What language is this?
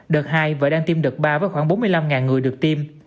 Vietnamese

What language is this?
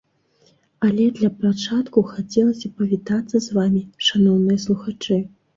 Belarusian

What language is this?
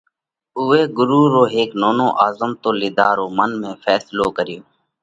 Parkari Koli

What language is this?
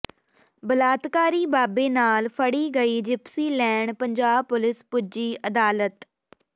Punjabi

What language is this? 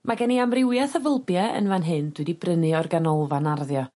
Welsh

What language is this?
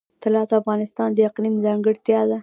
Pashto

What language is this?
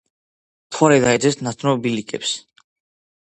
Georgian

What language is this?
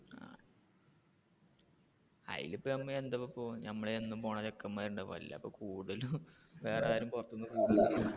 Malayalam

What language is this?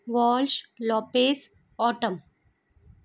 Sindhi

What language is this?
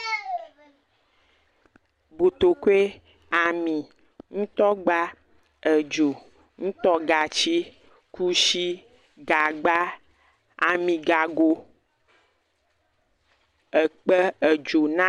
Ewe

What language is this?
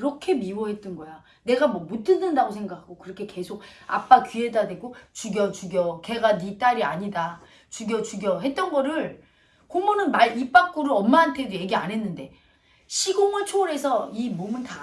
Korean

